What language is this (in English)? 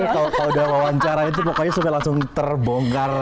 Indonesian